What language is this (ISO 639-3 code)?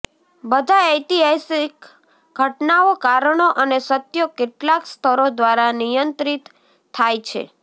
guj